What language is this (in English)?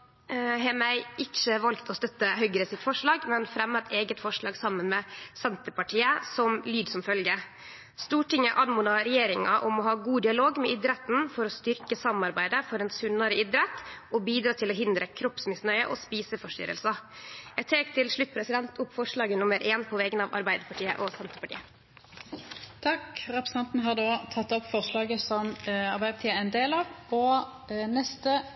Norwegian Nynorsk